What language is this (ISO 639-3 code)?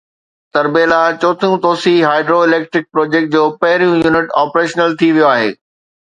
snd